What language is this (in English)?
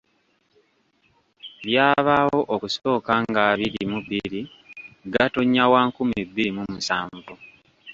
Ganda